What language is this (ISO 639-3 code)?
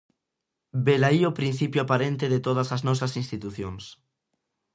glg